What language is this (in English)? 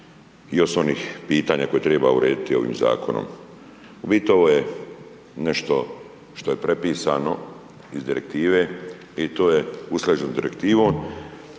Croatian